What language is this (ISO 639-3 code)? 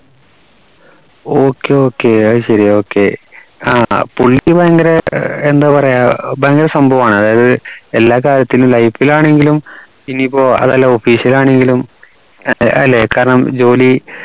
mal